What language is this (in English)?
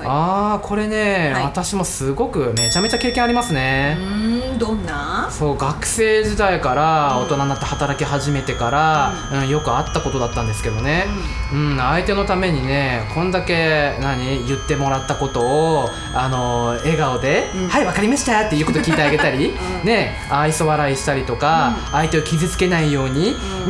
Japanese